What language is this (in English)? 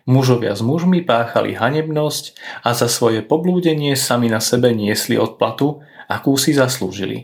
Slovak